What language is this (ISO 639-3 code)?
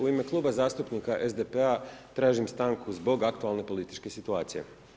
hrv